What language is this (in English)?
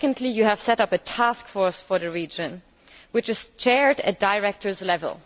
English